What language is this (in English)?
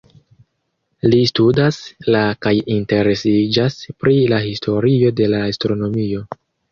Esperanto